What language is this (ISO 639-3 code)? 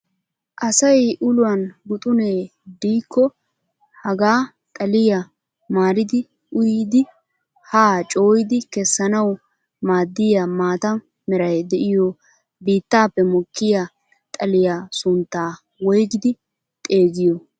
wal